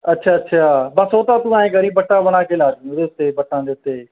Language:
Punjabi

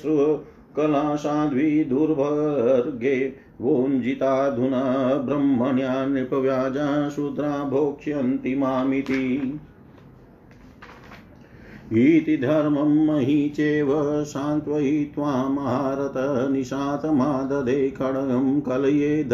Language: Hindi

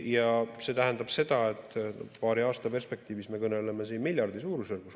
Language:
Estonian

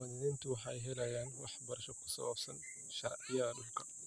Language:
Somali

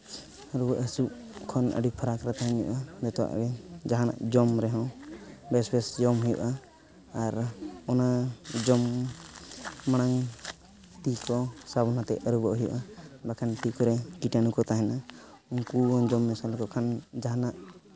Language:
Santali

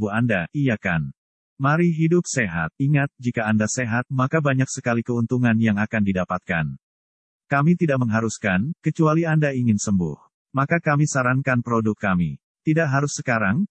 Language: Indonesian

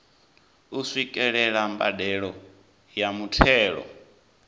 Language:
Venda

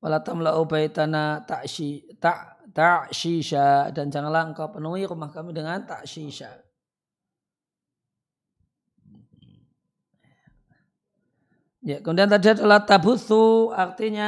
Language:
Indonesian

